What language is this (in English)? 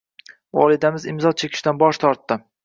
Uzbek